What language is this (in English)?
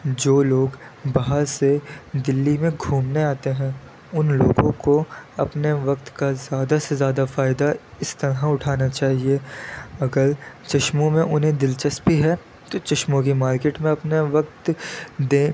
Urdu